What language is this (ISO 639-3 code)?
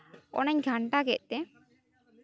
sat